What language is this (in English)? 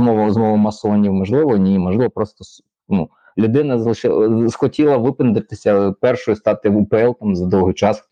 Ukrainian